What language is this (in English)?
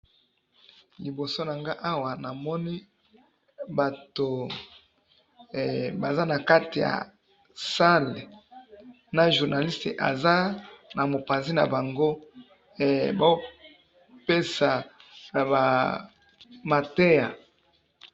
Lingala